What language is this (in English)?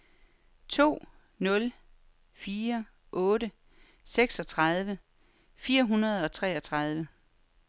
Danish